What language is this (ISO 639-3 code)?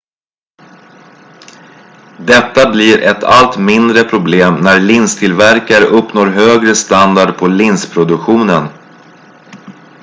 swe